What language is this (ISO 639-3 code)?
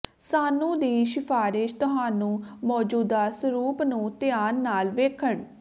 pan